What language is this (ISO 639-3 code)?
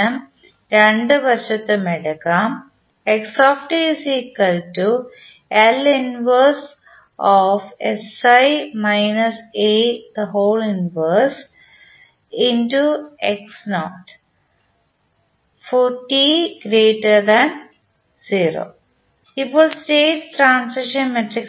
mal